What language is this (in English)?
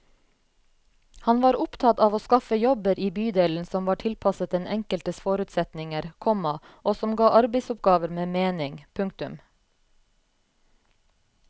Norwegian